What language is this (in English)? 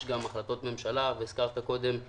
Hebrew